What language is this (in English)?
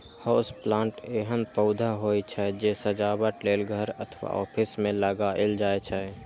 Maithili